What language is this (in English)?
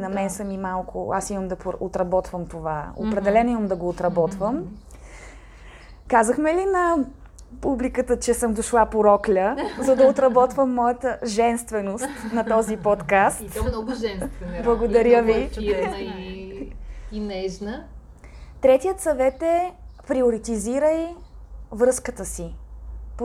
Bulgarian